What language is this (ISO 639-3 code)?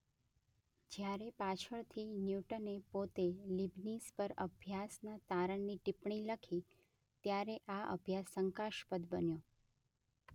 guj